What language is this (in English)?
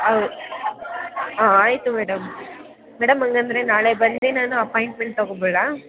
Kannada